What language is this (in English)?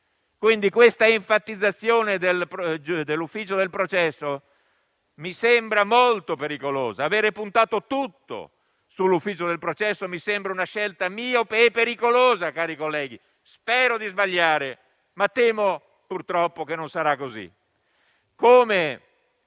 Italian